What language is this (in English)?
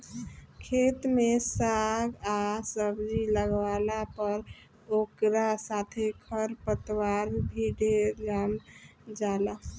Bhojpuri